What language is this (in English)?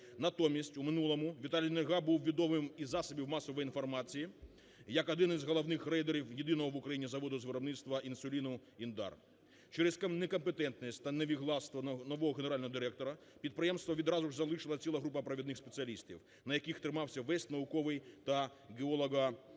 Ukrainian